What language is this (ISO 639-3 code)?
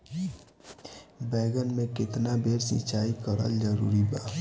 bho